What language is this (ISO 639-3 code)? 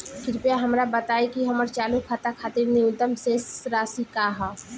bho